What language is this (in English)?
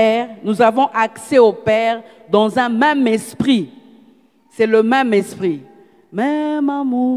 French